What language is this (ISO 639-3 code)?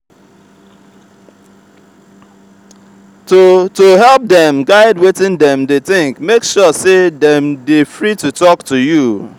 pcm